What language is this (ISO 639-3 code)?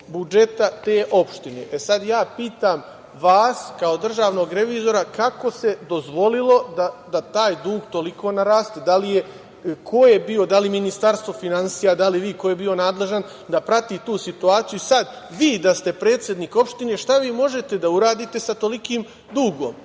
srp